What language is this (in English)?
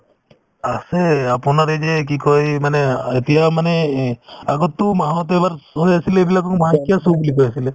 Assamese